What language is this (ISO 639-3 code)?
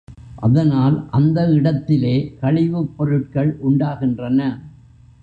tam